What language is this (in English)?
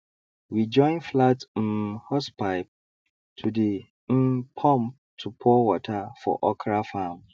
Nigerian Pidgin